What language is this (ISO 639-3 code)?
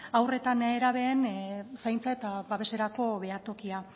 eus